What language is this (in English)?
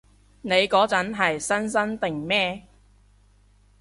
Cantonese